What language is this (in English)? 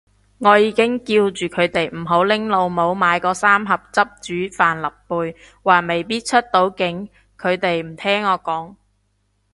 Cantonese